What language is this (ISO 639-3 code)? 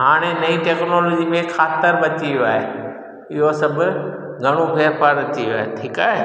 snd